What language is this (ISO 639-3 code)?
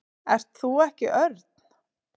isl